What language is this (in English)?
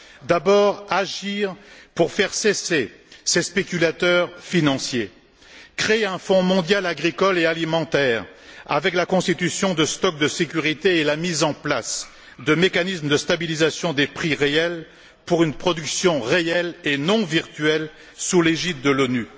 French